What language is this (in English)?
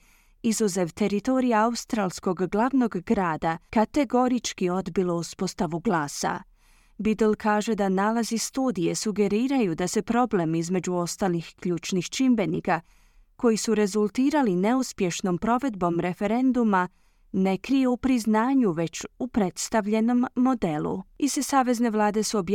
Croatian